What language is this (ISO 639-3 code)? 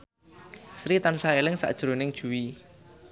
jav